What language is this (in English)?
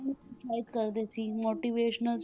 Punjabi